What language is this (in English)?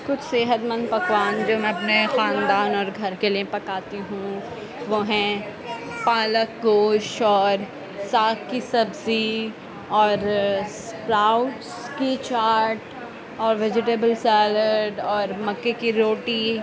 Urdu